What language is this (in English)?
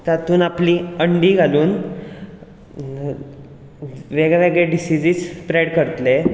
Konkani